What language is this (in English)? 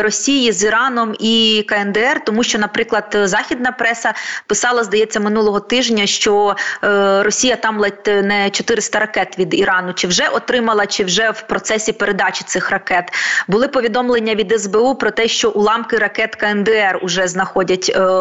Ukrainian